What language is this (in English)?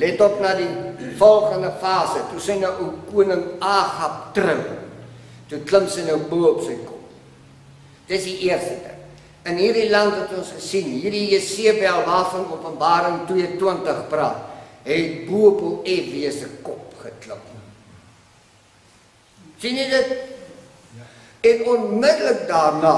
Dutch